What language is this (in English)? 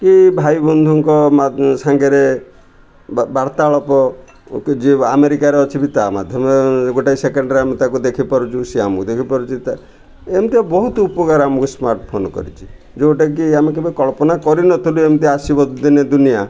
Odia